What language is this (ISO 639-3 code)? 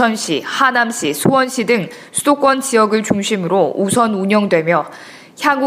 kor